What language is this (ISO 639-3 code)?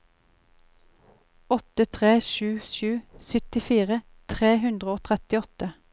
nor